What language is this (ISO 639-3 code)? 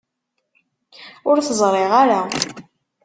kab